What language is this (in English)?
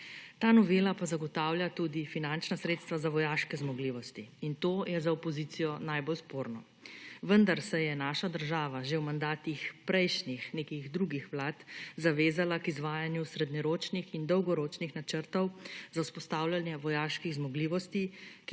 Slovenian